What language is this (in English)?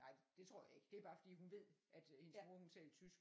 Danish